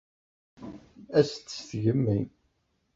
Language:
Kabyle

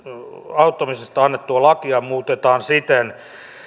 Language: Finnish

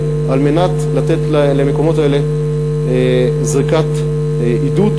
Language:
Hebrew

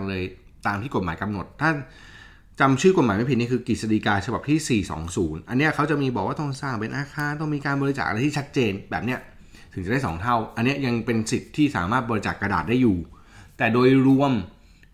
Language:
Thai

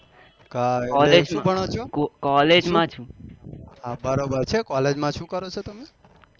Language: Gujarati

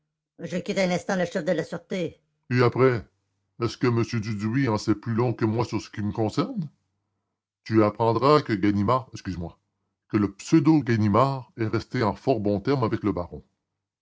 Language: French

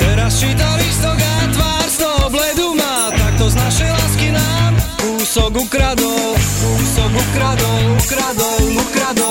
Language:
Slovak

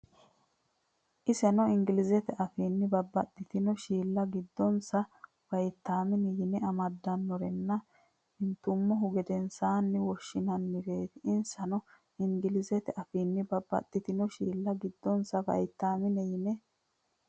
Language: Sidamo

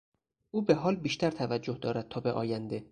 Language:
Persian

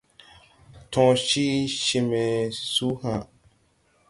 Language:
Tupuri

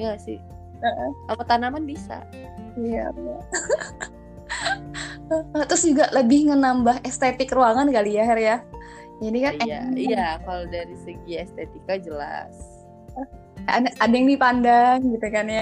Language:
Indonesian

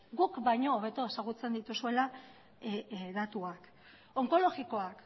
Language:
Basque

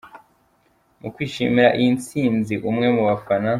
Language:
Kinyarwanda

